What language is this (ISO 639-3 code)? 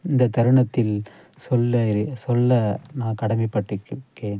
tam